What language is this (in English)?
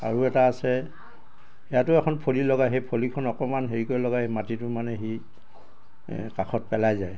Assamese